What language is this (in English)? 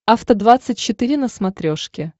Russian